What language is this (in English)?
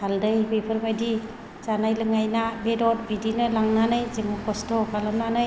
Bodo